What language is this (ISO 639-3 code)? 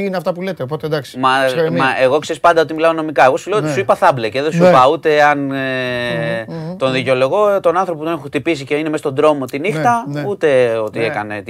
ell